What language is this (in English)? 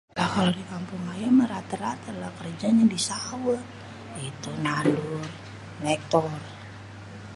Betawi